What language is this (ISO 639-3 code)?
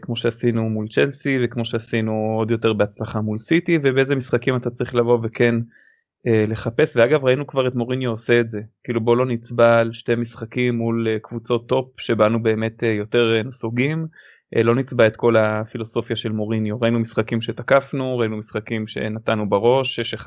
heb